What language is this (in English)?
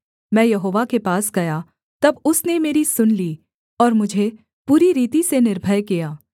Hindi